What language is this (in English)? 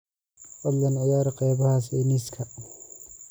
Somali